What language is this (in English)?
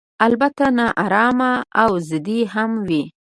Pashto